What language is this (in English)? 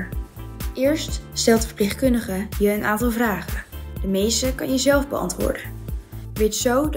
Dutch